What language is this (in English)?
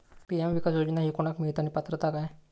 Marathi